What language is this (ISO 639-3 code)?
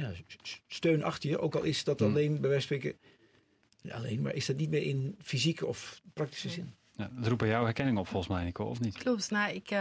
nld